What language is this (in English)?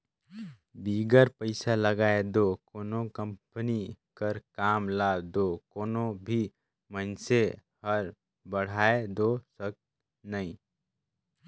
Chhattisgarhi